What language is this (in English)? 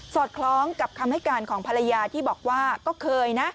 Thai